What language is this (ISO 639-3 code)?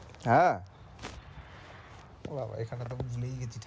ben